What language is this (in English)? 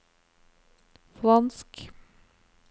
Norwegian